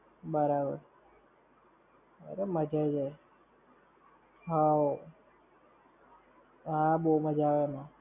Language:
Gujarati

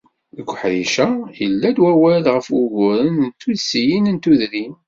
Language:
Kabyle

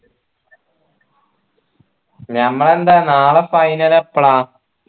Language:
Malayalam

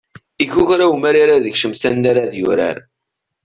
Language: Kabyle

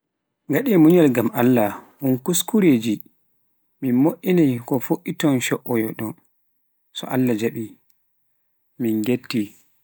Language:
Pular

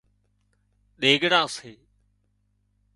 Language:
Wadiyara Koli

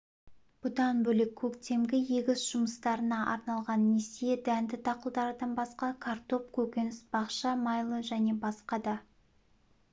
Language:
Kazakh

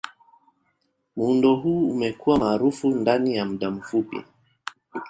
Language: Swahili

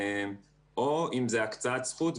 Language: Hebrew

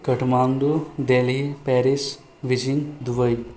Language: Maithili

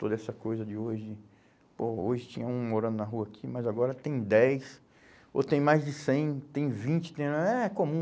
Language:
Portuguese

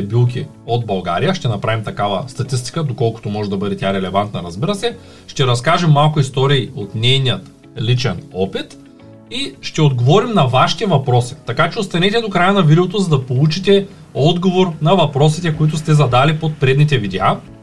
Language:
Bulgarian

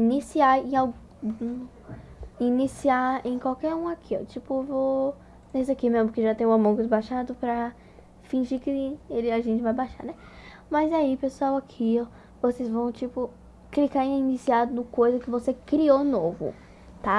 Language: Portuguese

